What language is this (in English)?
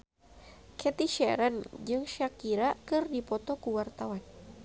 Sundanese